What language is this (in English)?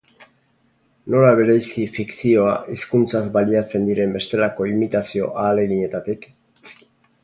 Basque